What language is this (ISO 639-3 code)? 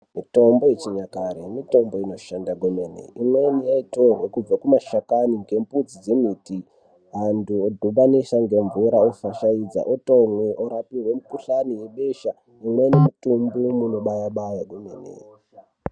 ndc